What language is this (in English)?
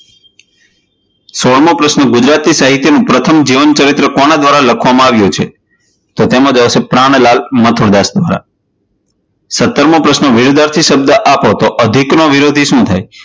Gujarati